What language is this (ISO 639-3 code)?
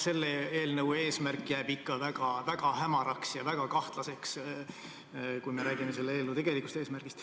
est